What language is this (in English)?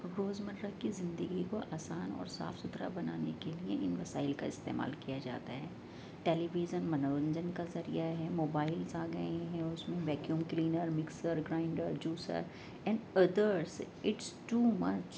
Urdu